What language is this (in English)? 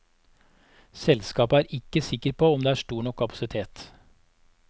Norwegian